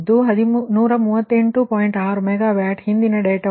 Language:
Kannada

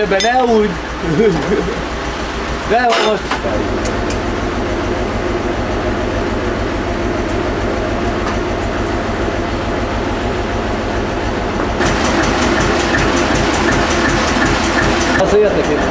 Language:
Hungarian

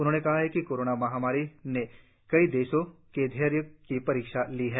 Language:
Hindi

